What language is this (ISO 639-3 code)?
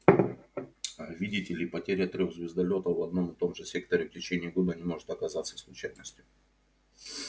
rus